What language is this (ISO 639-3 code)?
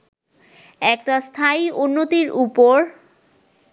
ben